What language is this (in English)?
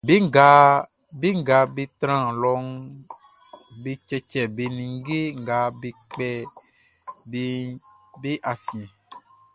Baoulé